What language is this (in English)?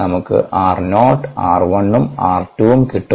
Malayalam